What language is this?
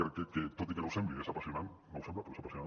Catalan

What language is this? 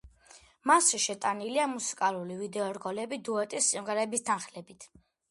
Georgian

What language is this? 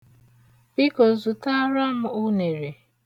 Igbo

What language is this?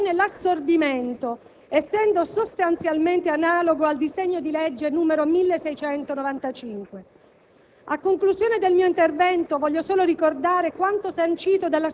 Italian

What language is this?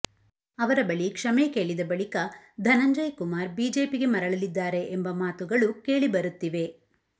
Kannada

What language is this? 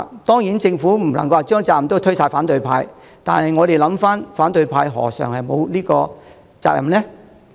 Cantonese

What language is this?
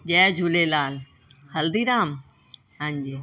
Sindhi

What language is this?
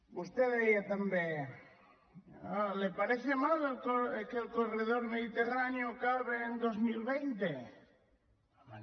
Catalan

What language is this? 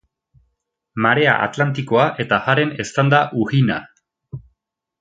Basque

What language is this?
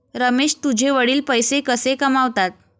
Marathi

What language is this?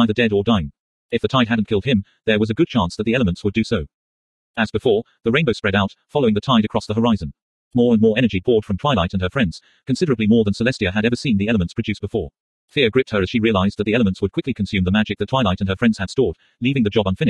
English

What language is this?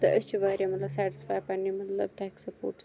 Kashmiri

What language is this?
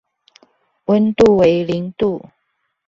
Chinese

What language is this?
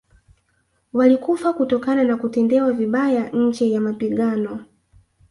Swahili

